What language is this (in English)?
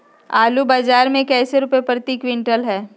Magahi